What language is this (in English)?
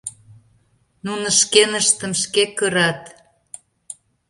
Mari